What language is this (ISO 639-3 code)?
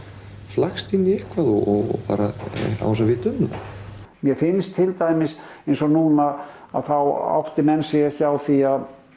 isl